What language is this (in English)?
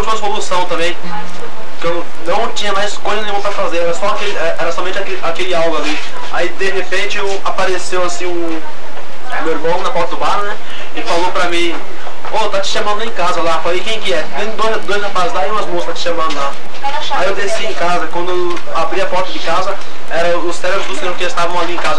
Portuguese